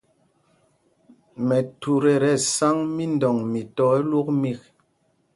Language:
Mpumpong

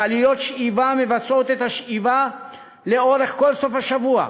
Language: Hebrew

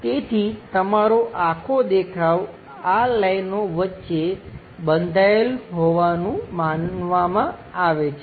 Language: Gujarati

